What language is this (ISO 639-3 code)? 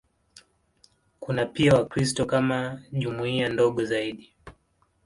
swa